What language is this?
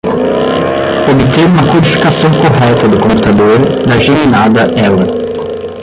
Portuguese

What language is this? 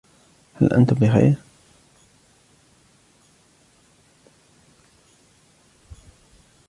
Arabic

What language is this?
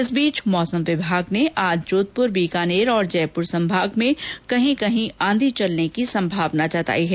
Hindi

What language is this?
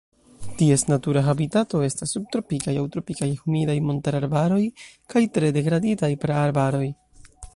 Esperanto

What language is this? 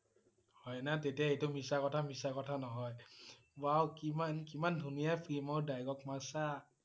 Assamese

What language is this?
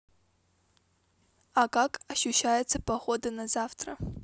Russian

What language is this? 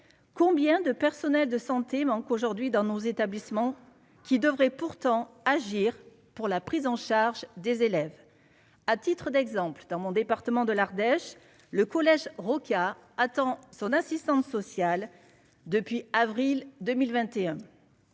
French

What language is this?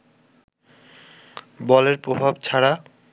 Bangla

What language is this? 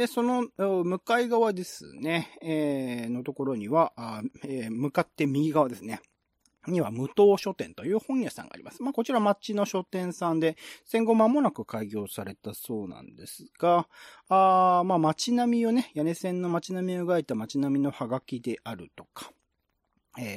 Japanese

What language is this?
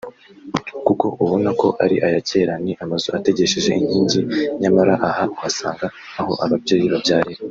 Kinyarwanda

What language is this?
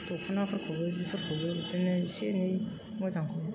Bodo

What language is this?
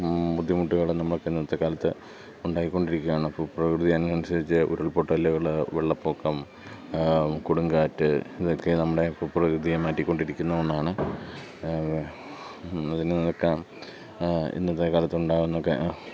Malayalam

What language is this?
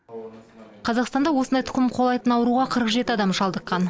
Kazakh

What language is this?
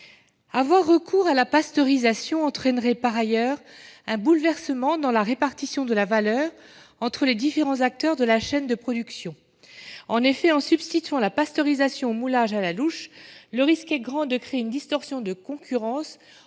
French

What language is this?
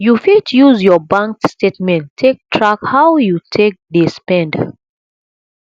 Nigerian Pidgin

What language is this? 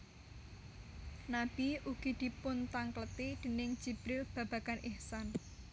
Javanese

